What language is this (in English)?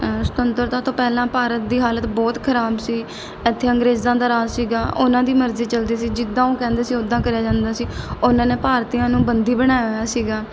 Punjabi